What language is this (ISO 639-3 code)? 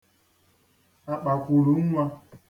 ibo